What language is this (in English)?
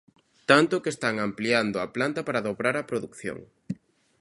Galician